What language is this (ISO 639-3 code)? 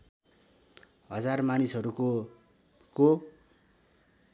nep